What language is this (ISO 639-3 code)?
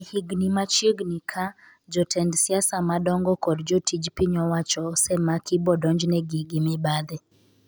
luo